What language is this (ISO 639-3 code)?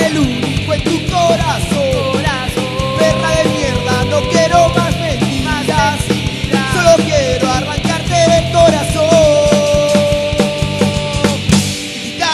ita